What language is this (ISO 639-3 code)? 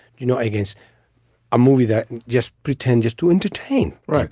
eng